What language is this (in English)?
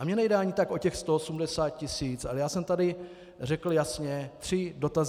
Czech